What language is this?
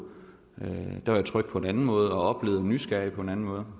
Danish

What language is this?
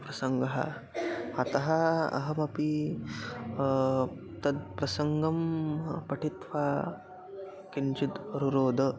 Sanskrit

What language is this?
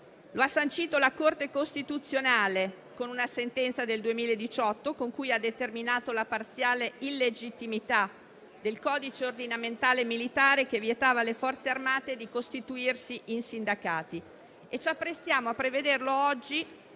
Italian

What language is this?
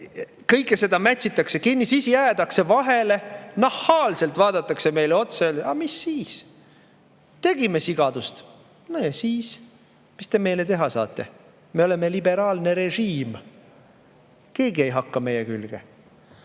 Estonian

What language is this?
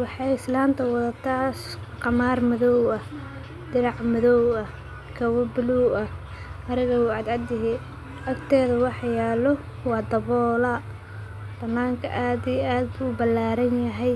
Somali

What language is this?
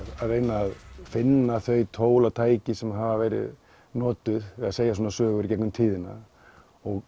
Icelandic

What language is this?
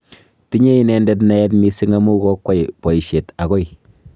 Kalenjin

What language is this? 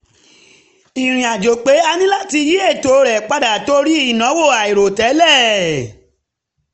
Yoruba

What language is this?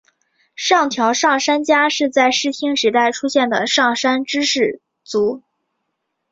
Chinese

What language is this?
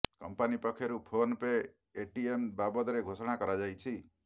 Odia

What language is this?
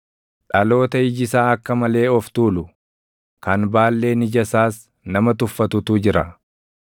Oromo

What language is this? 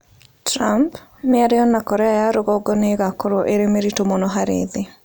Kikuyu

